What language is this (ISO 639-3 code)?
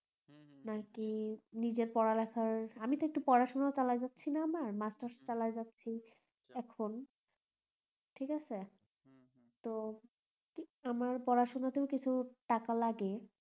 ben